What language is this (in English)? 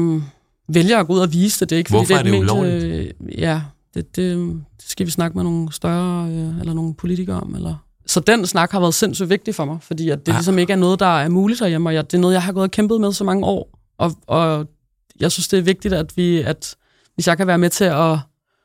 Danish